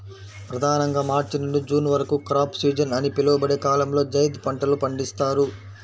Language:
Telugu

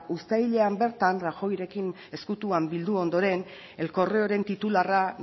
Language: Basque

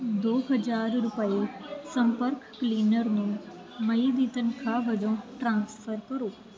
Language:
Punjabi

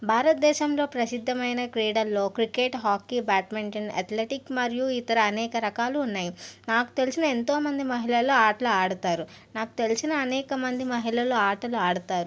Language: Telugu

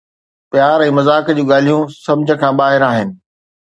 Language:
Sindhi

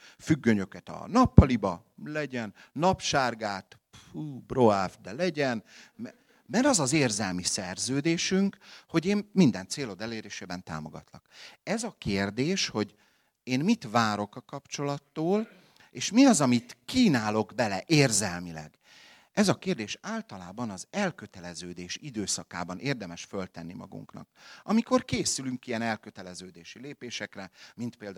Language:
Hungarian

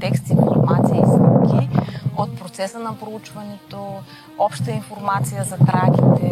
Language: Bulgarian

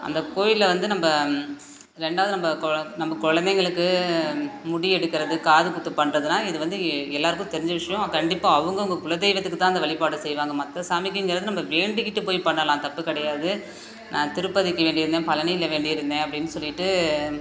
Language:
Tamil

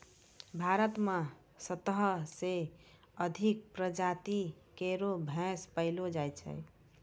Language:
Maithili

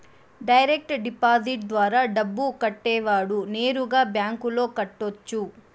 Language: Telugu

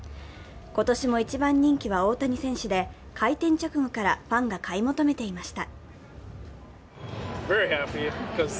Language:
Japanese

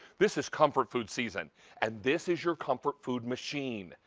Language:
English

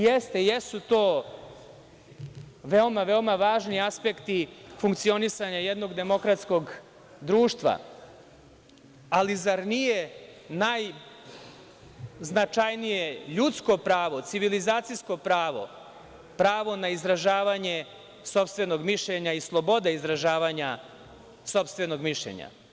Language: Serbian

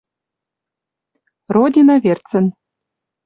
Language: Western Mari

